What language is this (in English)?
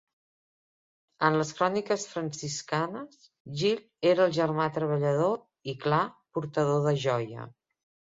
Catalan